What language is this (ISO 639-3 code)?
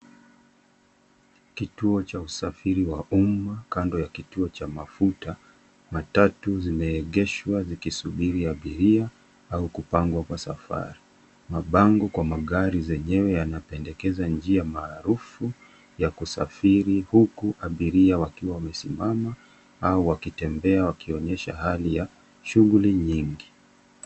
swa